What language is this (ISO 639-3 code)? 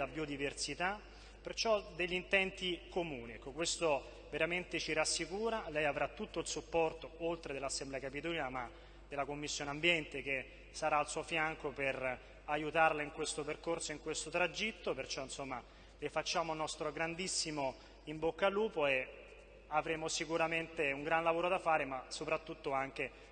ita